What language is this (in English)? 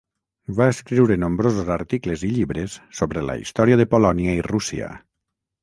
Catalan